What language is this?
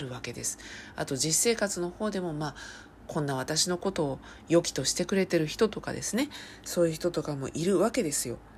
Japanese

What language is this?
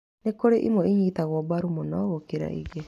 Kikuyu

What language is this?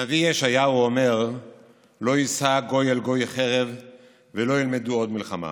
Hebrew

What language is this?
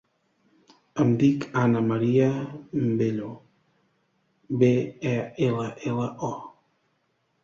Catalan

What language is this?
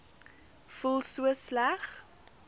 Afrikaans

